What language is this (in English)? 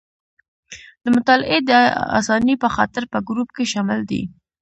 Pashto